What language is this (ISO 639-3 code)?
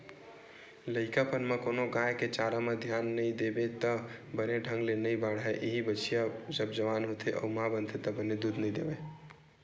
hne